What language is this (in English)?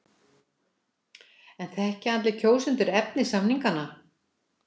Icelandic